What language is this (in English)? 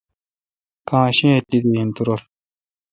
Kalkoti